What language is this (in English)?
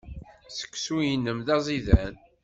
Kabyle